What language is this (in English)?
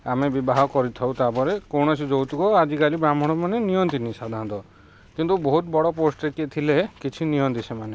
Odia